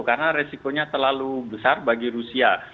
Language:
Indonesian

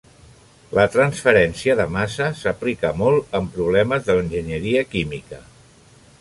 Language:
Catalan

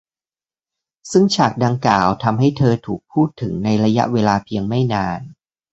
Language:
Thai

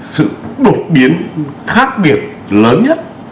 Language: Vietnamese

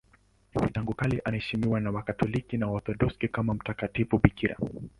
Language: Swahili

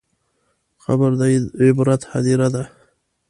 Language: Pashto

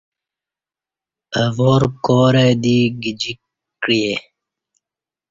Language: Kati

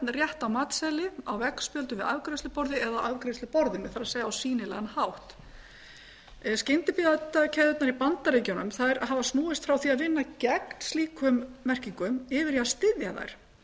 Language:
Icelandic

